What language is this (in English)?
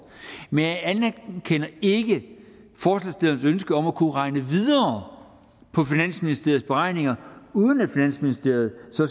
Danish